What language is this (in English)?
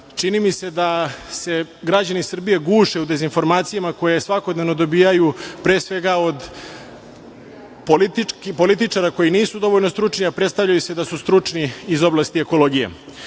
Serbian